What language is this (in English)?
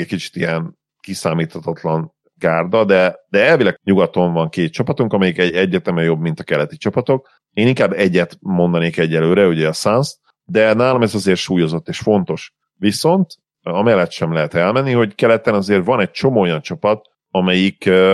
Hungarian